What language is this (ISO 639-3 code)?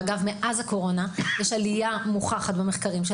heb